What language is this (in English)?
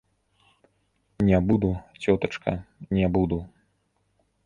Belarusian